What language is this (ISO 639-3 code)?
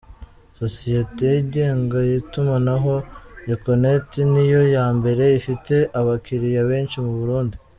kin